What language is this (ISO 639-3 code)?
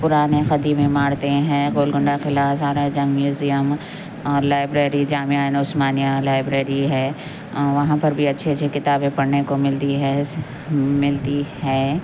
urd